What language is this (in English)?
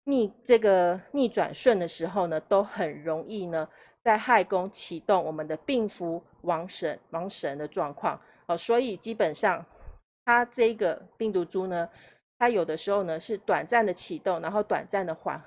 Chinese